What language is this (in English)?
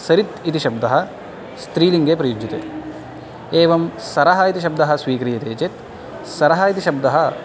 Sanskrit